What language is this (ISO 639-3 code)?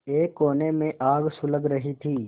hin